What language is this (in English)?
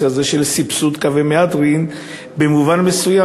Hebrew